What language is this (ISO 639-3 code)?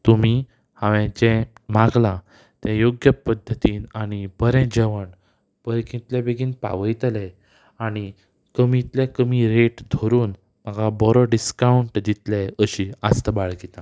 kok